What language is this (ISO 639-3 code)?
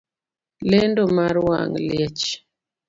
luo